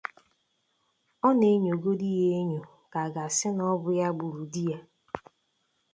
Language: Igbo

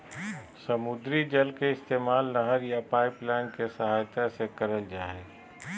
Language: Magahi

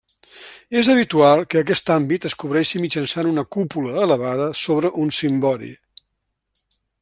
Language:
Catalan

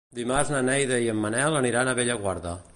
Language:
Catalan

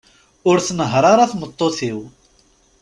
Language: Kabyle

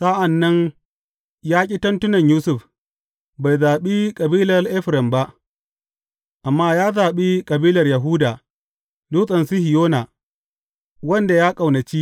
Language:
Hausa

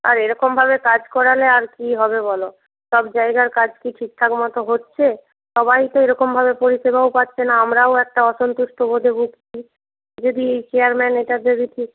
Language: Bangla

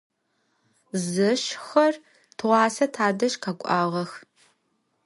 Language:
Adyghe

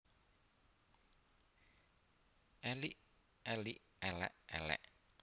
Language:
Javanese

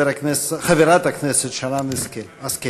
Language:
Hebrew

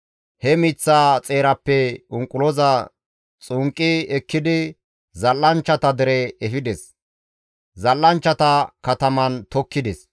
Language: Gamo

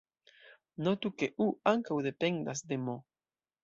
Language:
Esperanto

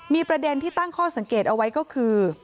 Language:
Thai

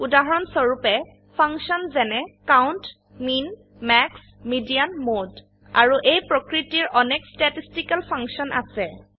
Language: Assamese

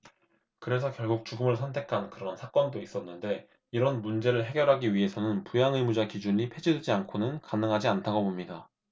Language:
Korean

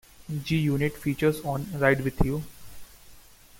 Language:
English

